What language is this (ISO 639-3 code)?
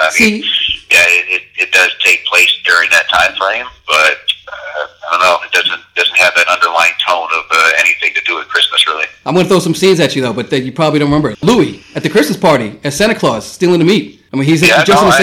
eng